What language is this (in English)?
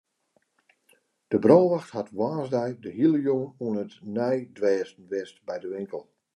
Western Frisian